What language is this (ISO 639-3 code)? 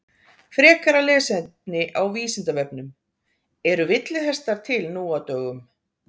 isl